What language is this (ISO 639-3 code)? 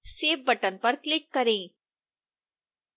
hin